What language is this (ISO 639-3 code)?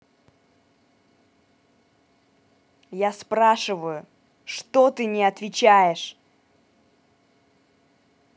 rus